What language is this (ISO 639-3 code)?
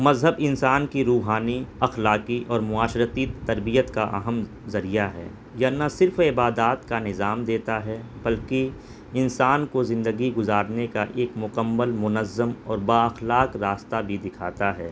urd